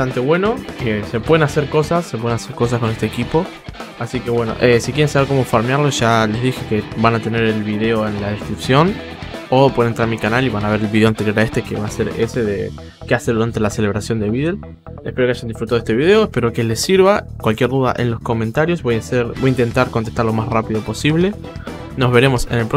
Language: Spanish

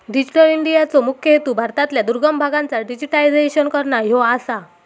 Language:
Marathi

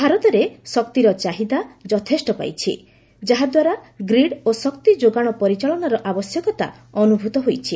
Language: Odia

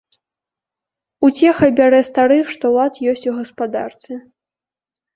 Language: Belarusian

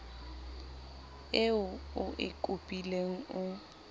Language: Southern Sotho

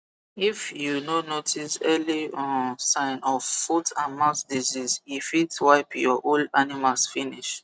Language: Nigerian Pidgin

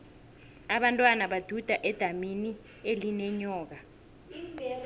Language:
South Ndebele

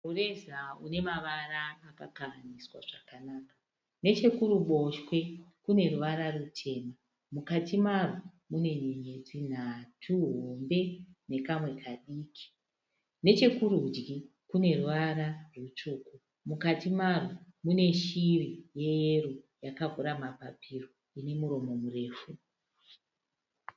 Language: Shona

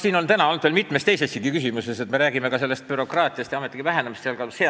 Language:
Estonian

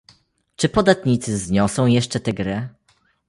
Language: Polish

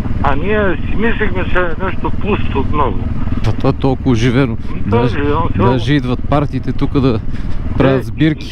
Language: Bulgarian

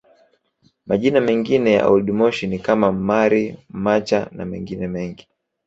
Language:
Swahili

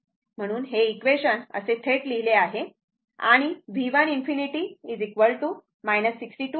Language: Marathi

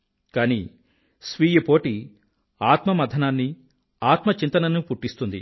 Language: Telugu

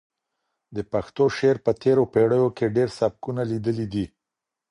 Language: Pashto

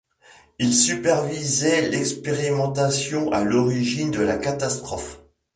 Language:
French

